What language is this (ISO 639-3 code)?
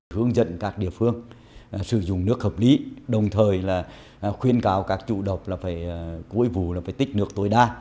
vie